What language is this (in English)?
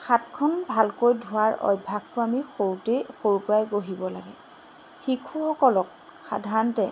Assamese